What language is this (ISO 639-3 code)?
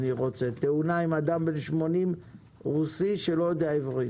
heb